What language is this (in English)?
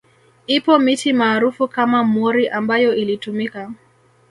Swahili